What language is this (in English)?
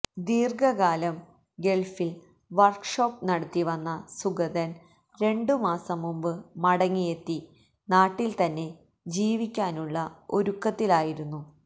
Malayalam